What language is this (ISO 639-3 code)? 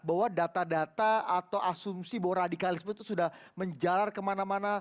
ind